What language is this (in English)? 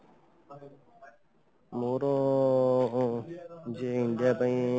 Odia